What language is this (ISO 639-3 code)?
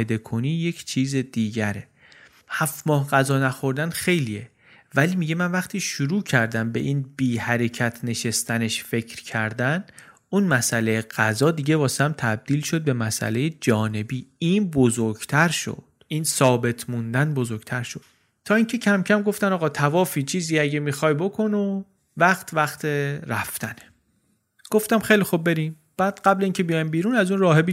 fas